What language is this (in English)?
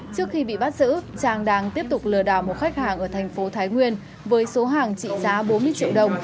Vietnamese